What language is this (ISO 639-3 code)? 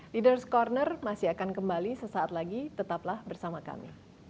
ind